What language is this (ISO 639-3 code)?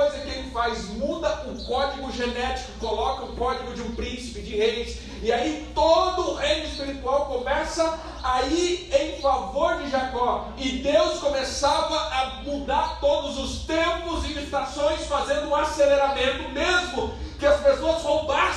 por